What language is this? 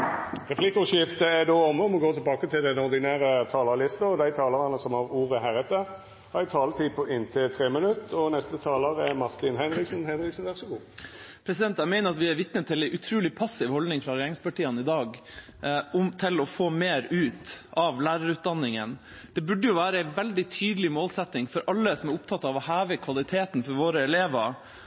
Norwegian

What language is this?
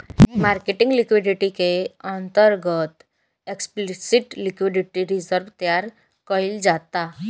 Bhojpuri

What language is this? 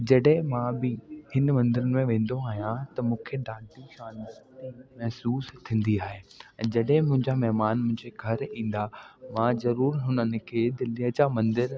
Sindhi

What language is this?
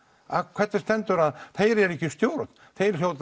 Icelandic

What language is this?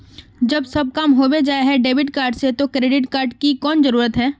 Magahi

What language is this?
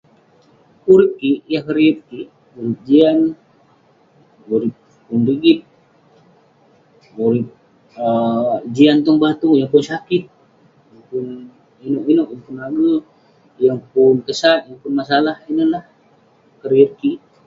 Western Penan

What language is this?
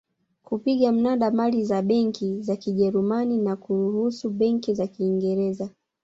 Swahili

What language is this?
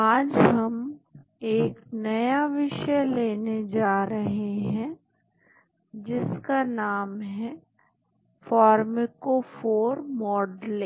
Hindi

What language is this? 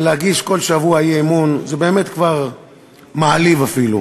Hebrew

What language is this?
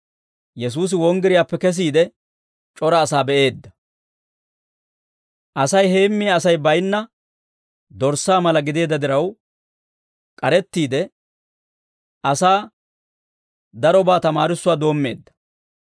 Dawro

